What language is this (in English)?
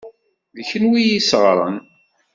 Kabyle